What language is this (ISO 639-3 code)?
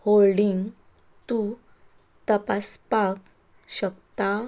kok